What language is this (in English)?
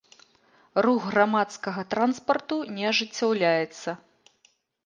Belarusian